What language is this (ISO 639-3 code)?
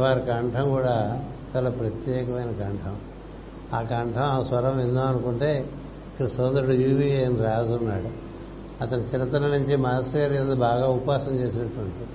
tel